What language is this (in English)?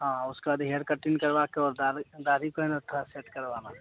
Hindi